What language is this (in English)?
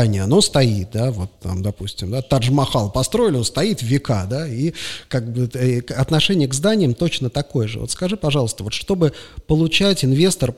Russian